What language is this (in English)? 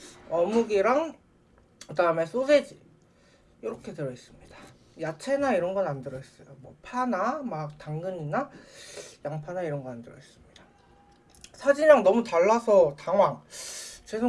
Korean